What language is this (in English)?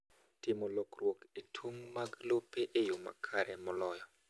Luo (Kenya and Tanzania)